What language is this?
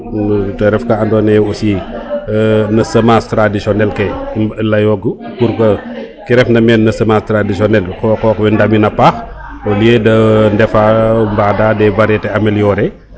Serer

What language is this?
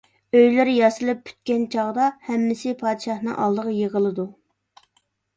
Uyghur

